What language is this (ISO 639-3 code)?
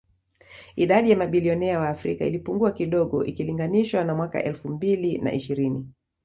swa